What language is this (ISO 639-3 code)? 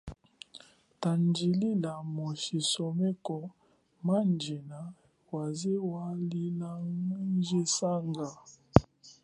cjk